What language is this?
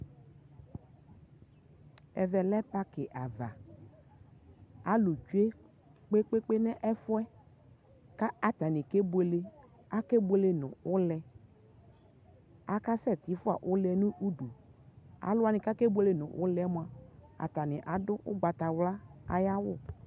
Ikposo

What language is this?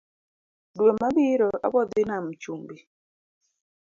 Luo (Kenya and Tanzania)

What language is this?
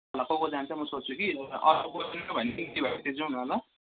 Nepali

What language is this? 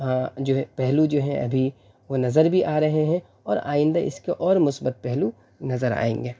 Urdu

